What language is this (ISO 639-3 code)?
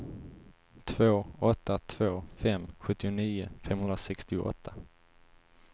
swe